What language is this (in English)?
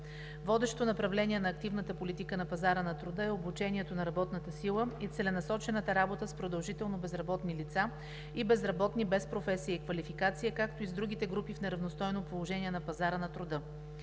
Bulgarian